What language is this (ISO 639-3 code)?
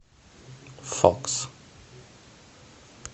rus